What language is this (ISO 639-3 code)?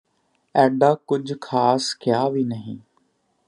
pan